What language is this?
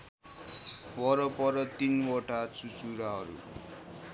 Nepali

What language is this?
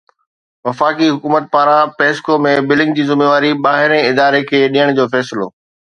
Sindhi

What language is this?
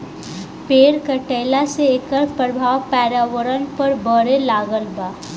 Bhojpuri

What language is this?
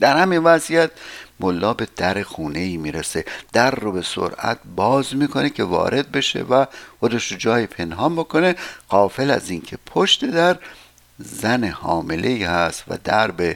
Persian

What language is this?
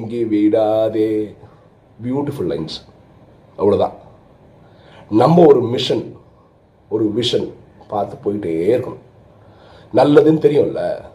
Tamil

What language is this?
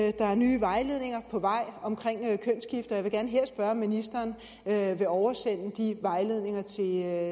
Danish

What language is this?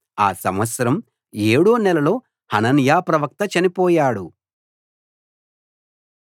Telugu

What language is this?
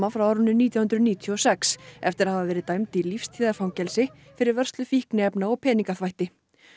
Icelandic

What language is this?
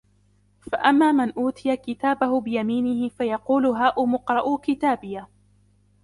Arabic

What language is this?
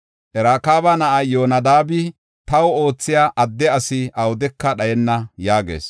Gofa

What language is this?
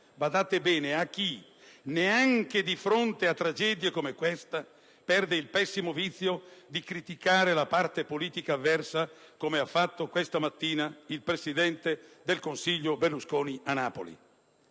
Italian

